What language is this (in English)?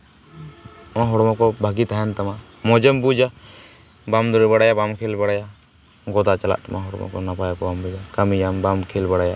Santali